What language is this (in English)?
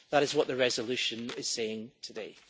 English